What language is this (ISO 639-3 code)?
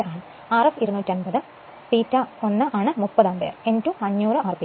mal